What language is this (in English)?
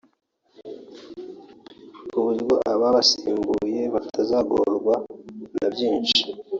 Kinyarwanda